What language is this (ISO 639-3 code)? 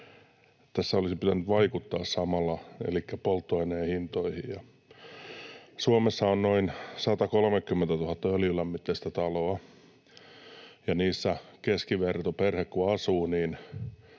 fin